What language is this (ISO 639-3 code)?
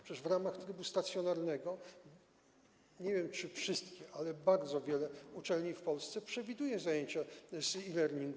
pol